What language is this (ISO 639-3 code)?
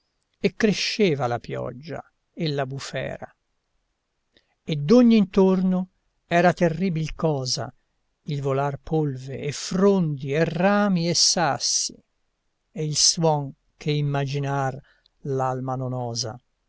ita